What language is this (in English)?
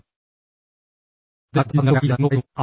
Malayalam